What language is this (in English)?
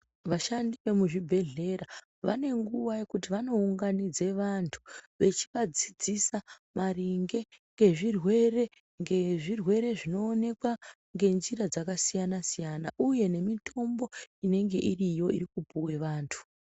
Ndau